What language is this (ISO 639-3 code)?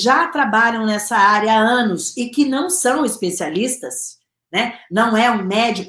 por